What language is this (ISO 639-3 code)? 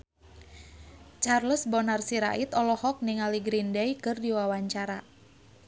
sun